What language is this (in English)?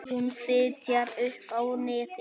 Icelandic